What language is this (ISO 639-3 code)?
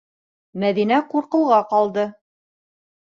bak